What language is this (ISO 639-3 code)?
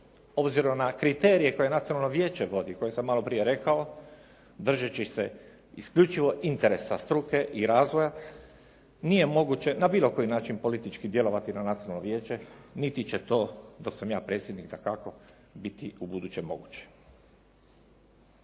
hrv